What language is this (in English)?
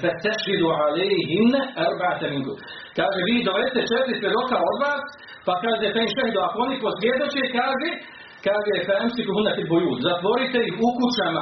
Croatian